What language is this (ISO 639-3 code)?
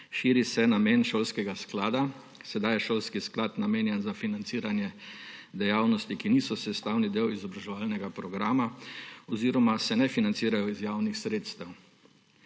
slv